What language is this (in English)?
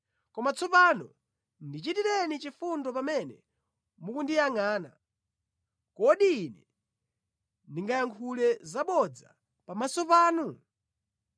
Nyanja